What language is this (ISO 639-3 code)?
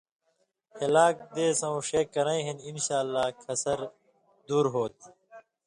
mvy